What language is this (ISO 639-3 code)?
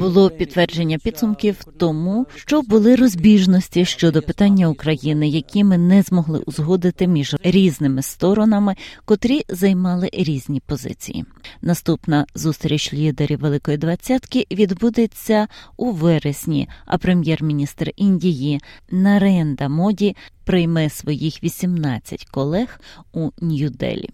ukr